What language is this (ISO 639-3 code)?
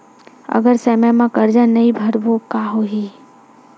hne